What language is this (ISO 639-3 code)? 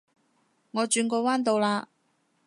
yue